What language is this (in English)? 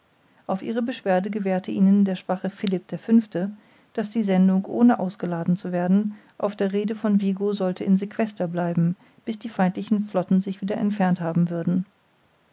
German